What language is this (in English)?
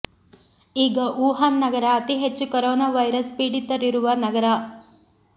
Kannada